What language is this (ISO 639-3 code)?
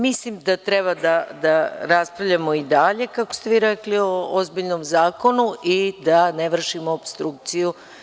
srp